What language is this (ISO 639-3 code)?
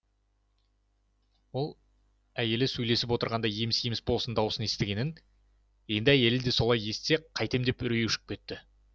kaz